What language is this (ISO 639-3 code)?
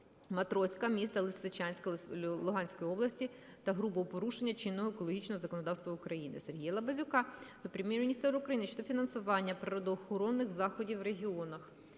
ukr